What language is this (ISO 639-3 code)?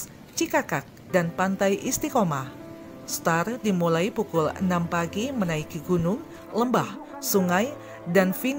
ind